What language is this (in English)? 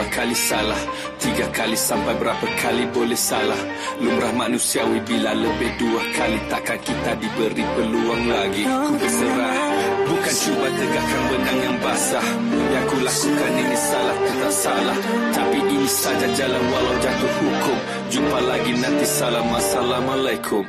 Malay